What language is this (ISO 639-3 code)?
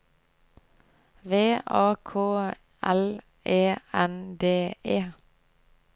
nor